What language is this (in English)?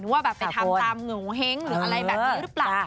Thai